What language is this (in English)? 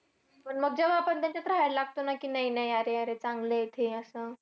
Marathi